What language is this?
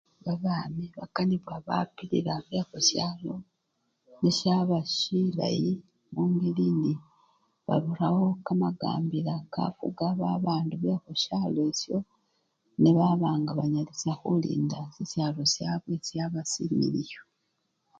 Luyia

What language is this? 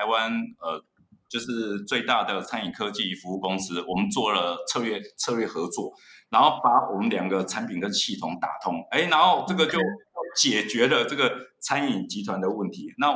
Chinese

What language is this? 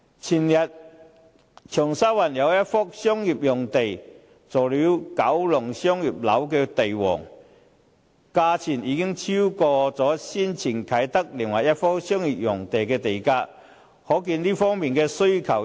Cantonese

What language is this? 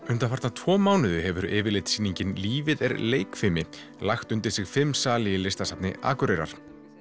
Icelandic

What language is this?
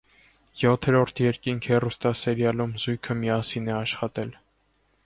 Armenian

